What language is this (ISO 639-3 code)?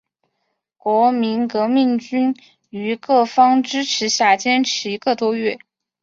zho